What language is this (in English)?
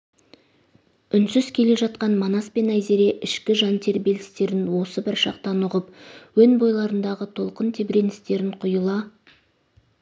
Kazakh